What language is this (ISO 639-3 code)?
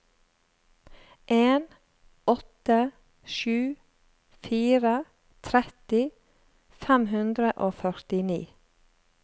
nor